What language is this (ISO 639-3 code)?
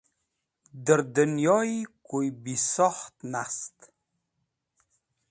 wbl